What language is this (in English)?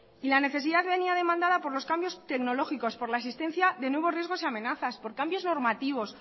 Spanish